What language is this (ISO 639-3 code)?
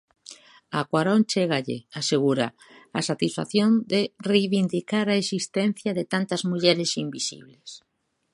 glg